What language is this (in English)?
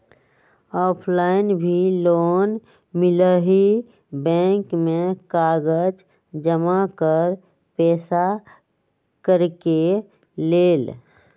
Magahi